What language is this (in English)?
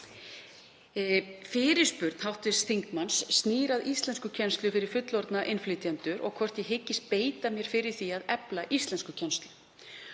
Icelandic